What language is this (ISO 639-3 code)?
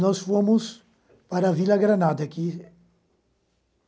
por